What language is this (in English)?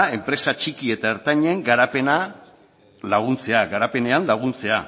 Basque